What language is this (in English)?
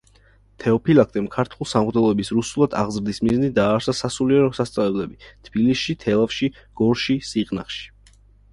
Georgian